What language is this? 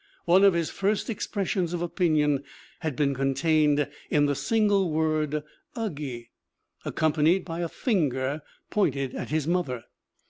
English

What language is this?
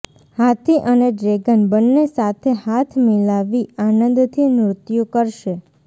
Gujarati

